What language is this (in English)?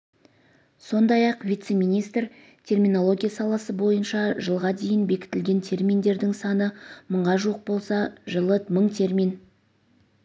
Kazakh